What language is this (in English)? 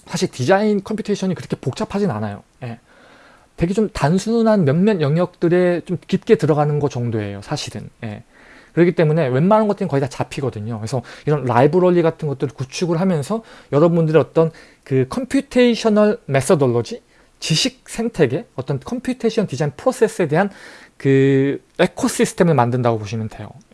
Korean